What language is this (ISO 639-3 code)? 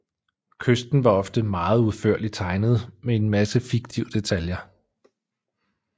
dan